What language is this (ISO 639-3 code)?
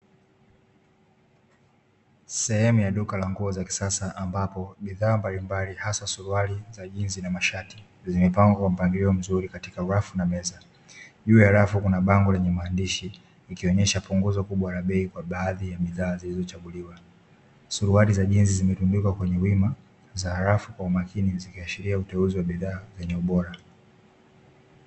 swa